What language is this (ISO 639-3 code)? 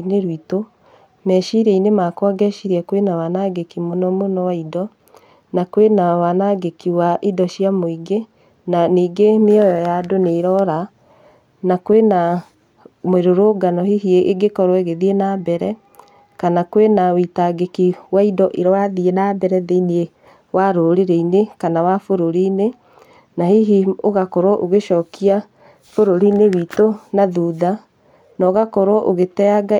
kik